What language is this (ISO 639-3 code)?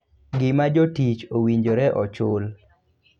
luo